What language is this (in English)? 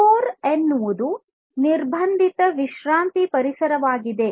Kannada